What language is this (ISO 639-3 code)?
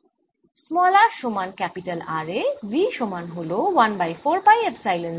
ben